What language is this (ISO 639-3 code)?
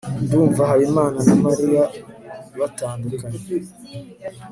kin